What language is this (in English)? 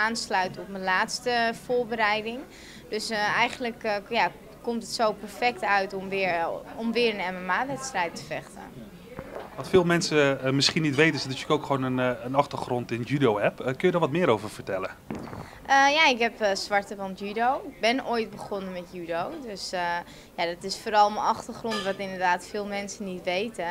Dutch